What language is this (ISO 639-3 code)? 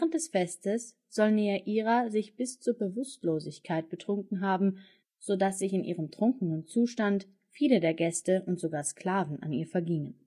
deu